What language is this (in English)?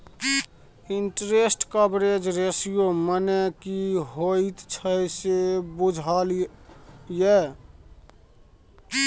Maithili